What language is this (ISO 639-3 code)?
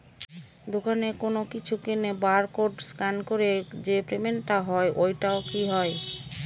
ben